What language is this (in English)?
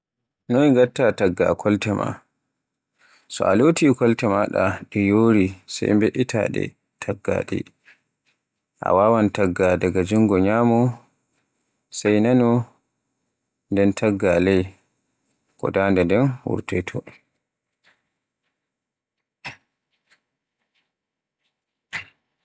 Borgu Fulfulde